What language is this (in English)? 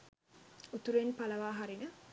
Sinhala